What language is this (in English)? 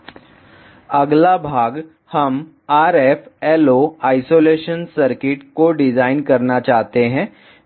Hindi